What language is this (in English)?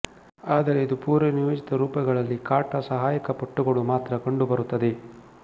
Kannada